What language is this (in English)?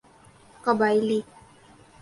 Urdu